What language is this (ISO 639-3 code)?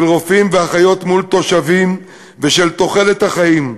heb